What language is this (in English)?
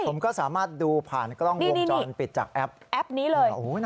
Thai